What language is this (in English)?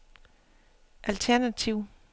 Danish